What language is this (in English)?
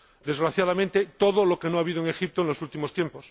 Spanish